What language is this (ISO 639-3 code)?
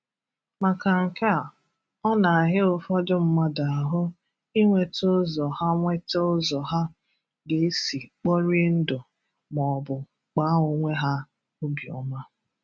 ibo